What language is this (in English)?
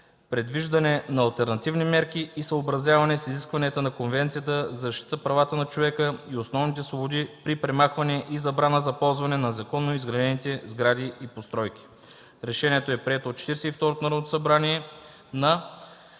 Bulgarian